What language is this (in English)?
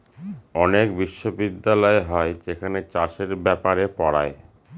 Bangla